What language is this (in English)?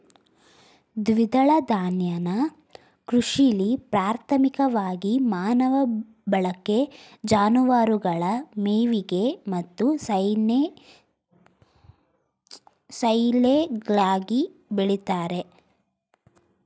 Kannada